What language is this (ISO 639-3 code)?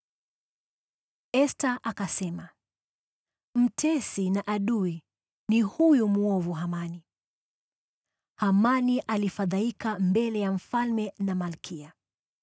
swa